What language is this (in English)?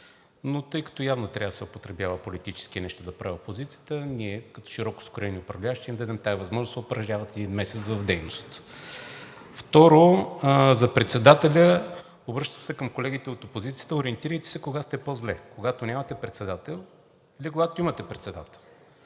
Bulgarian